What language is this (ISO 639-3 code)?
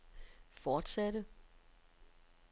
dan